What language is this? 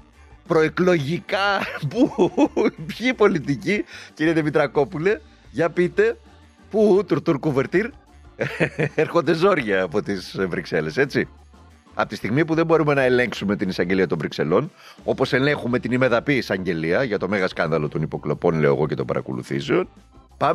Greek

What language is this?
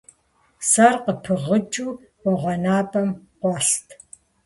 Kabardian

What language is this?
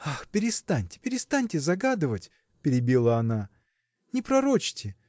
Russian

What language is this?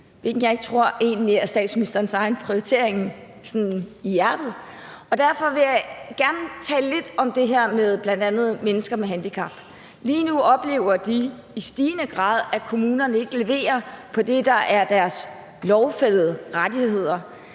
Danish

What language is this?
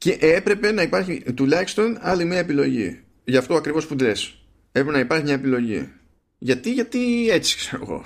Greek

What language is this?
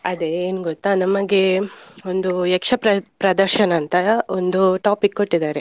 Kannada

